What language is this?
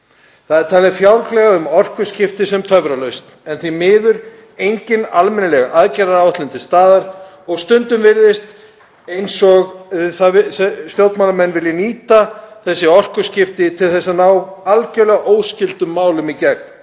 Icelandic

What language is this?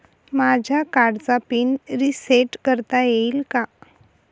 Marathi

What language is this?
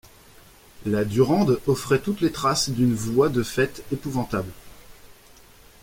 French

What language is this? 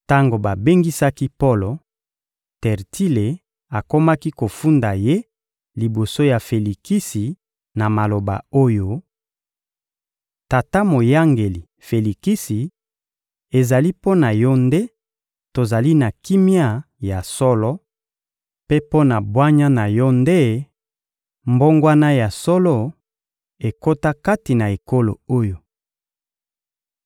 Lingala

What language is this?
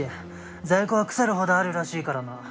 Japanese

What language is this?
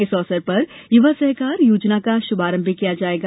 Hindi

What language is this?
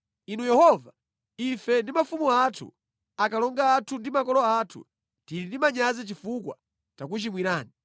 Nyanja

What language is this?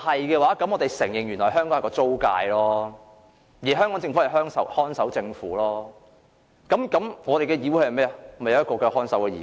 Cantonese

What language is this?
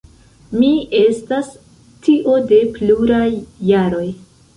Esperanto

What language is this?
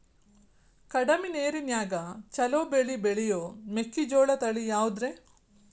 Kannada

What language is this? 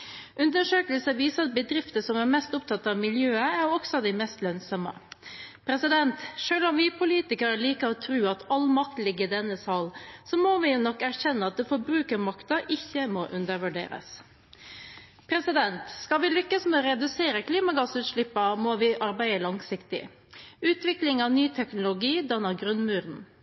Norwegian Bokmål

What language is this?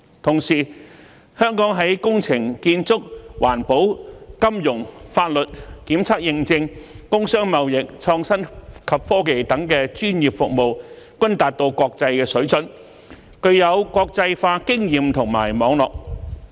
Cantonese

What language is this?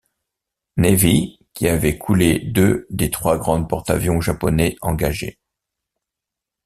French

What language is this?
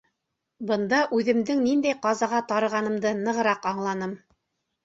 Bashkir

